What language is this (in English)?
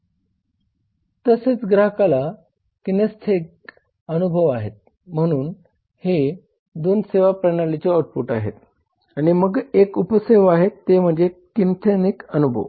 Marathi